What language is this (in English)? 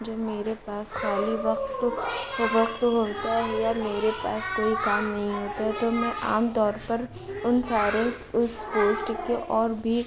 Urdu